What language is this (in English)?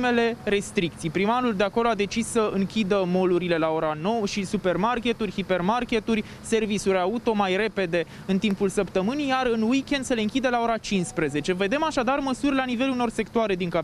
Romanian